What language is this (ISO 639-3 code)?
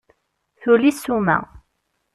kab